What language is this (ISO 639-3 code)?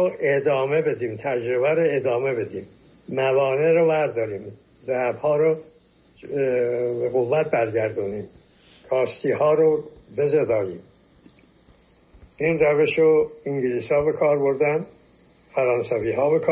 fas